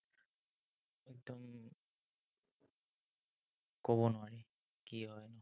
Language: Assamese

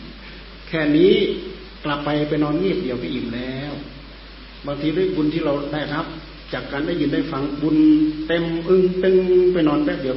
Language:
Thai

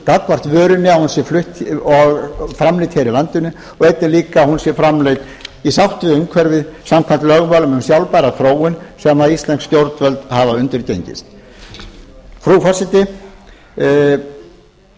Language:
Icelandic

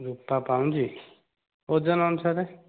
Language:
Odia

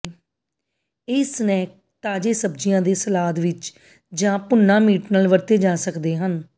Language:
Punjabi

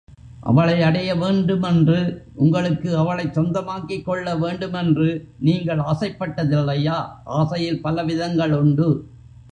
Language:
Tamil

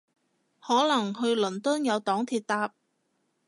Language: Cantonese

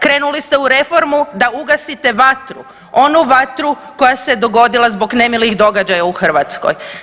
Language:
Croatian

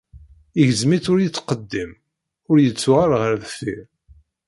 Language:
Kabyle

